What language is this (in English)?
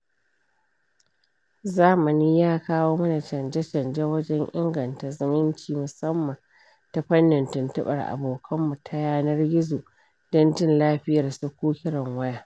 Hausa